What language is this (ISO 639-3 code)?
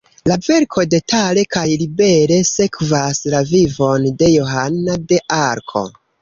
epo